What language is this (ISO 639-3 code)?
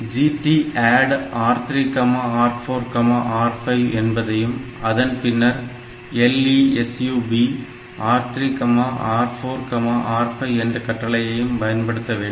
tam